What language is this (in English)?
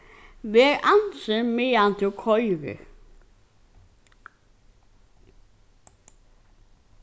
Faroese